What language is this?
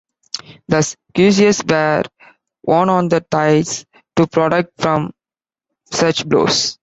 English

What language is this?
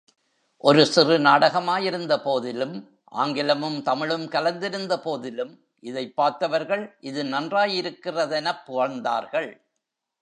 Tamil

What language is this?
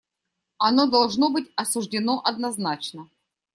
Russian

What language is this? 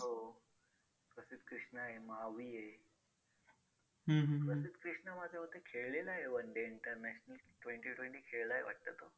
Marathi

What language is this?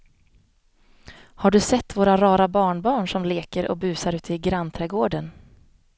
Swedish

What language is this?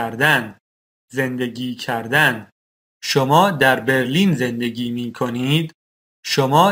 Persian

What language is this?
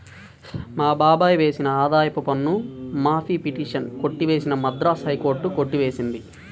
Telugu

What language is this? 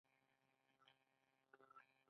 Pashto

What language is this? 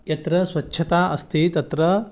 Sanskrit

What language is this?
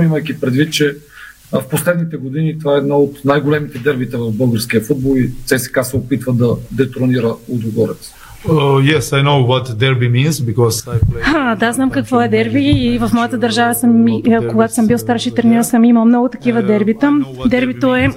Bulgarian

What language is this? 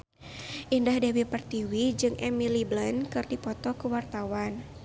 Sundanese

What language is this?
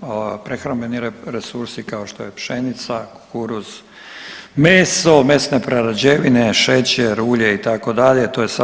Croatian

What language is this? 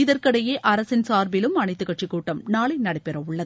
Tamil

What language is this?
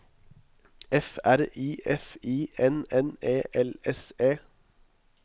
Norwegian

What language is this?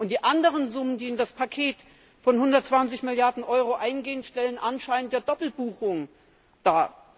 German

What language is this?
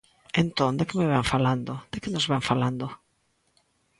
Galician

